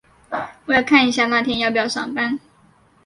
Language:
Chinese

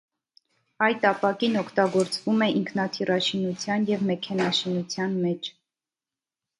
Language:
Armenian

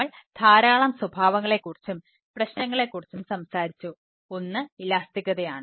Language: Malayalam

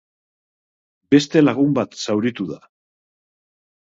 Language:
Basque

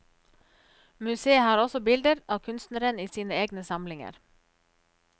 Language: Norwegian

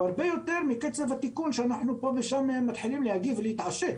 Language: Hebrew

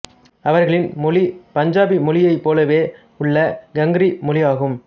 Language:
Tamil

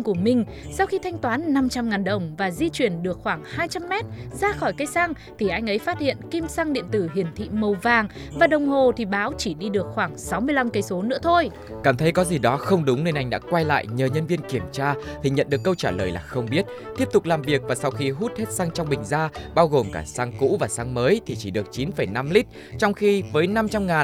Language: Vietnamese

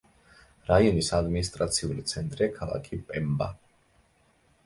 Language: Georgian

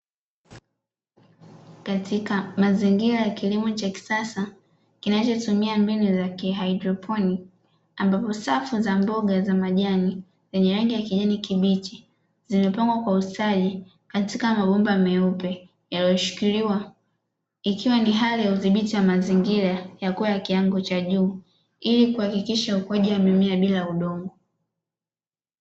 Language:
Swahili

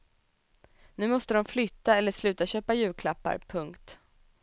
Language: Swedish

